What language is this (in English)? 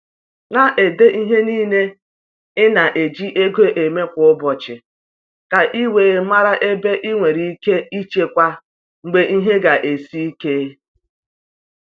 Igbo